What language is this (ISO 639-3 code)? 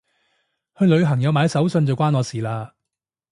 yue